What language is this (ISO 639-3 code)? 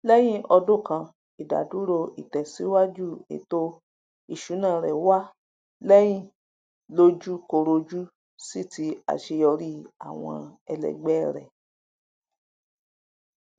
yor